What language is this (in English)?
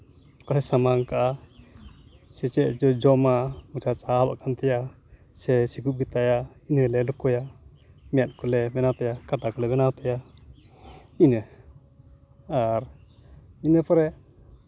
Santali